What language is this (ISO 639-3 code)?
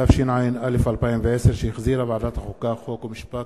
heb